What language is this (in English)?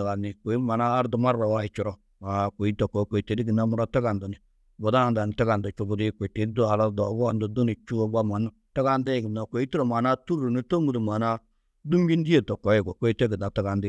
Tedaga